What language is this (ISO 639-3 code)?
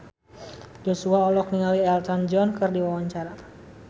sun